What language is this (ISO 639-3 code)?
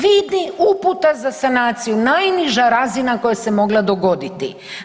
hrv